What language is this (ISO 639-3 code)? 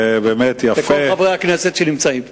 heb